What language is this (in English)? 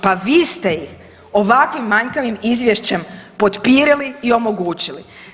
Croatian